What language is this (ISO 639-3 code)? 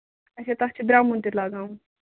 kas